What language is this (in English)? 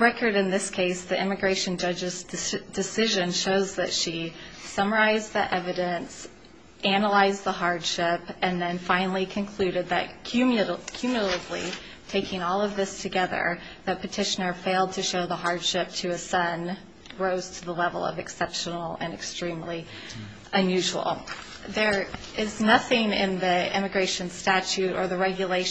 English